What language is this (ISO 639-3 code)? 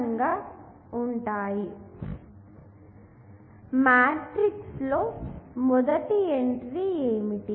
tel